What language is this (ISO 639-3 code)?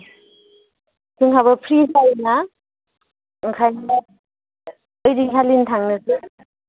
brx